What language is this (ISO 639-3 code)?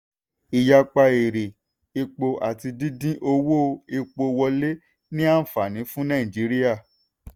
yor